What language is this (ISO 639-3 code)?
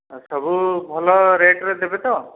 ori